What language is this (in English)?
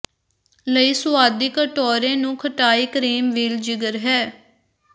Punjabi